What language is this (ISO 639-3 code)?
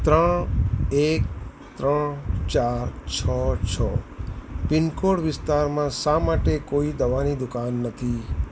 guj